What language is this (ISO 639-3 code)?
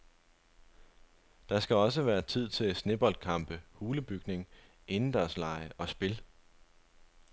dan